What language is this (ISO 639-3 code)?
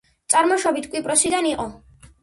kat